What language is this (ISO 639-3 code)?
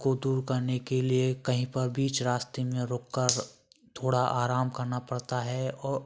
hin